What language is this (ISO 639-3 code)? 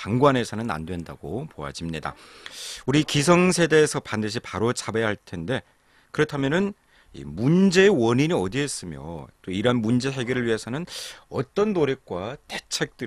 kor